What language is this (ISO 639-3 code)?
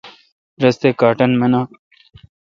xka